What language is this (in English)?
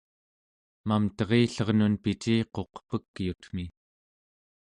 Central Yupik